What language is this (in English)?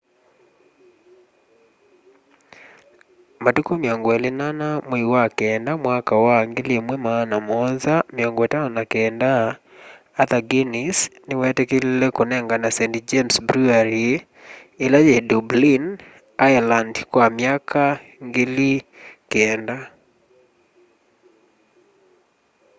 Kamba